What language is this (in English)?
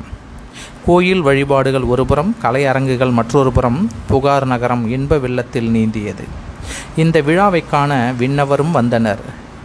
Tamil